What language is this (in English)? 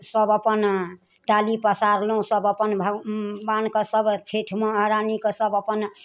Maithili